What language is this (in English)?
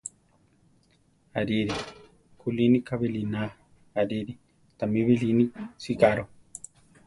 Central Tarahumara